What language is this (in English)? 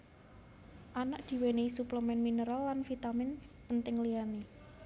Javanese